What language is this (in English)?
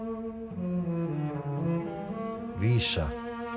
Icelandic